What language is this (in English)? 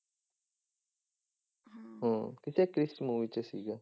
Punjabi